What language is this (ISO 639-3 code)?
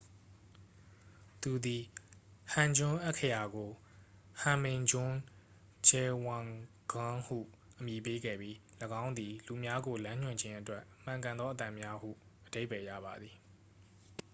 mya